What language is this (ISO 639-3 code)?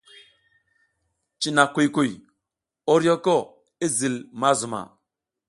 giz